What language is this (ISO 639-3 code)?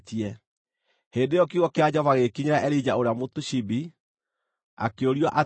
kik